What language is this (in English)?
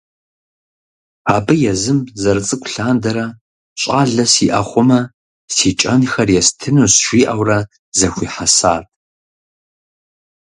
Kabardian